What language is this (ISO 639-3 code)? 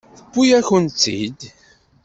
kab